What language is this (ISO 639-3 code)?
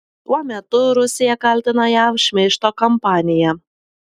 lit